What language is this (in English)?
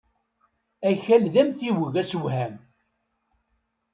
Kabyle